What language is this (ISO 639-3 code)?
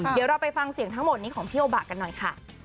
tha